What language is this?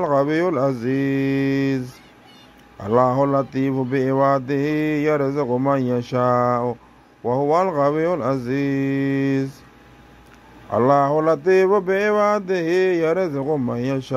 Arabic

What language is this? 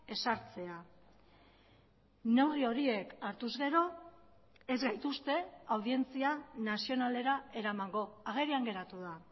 Basque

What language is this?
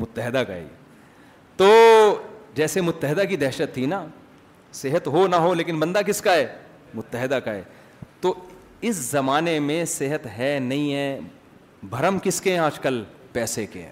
Urdu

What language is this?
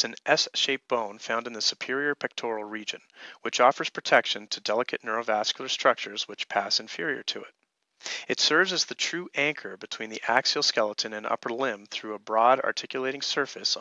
English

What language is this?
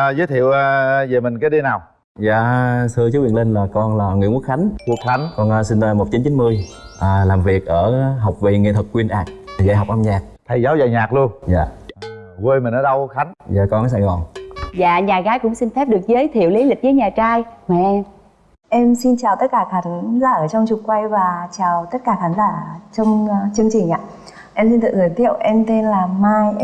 Vietnamese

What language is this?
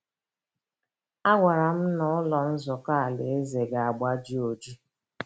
Igbo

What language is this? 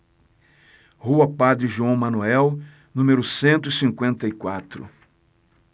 Portuguese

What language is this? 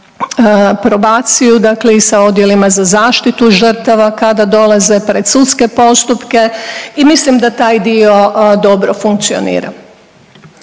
Croatian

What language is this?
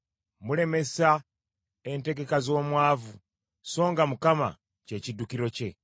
Ganda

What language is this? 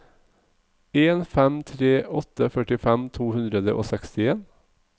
Norwegian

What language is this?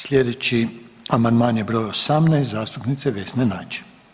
Croatian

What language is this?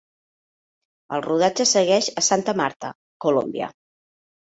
Catalan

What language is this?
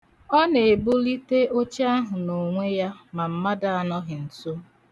Igbo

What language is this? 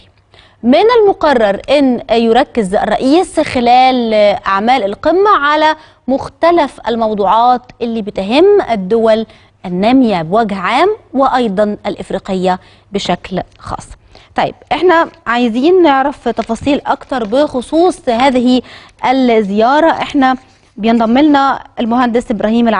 Arabic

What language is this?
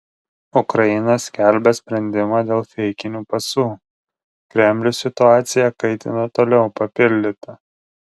Lithuanian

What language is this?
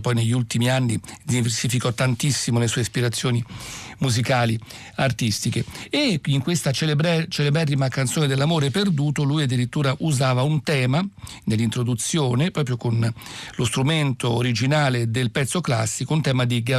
Italian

